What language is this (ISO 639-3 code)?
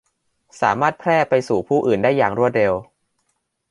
tha